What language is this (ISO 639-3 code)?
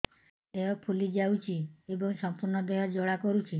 ori